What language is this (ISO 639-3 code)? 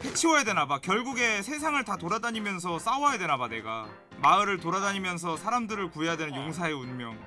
kor